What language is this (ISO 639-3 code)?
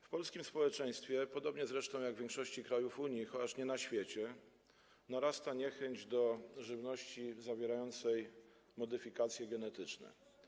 pol